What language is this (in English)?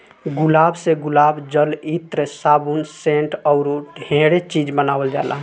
Bhojpuri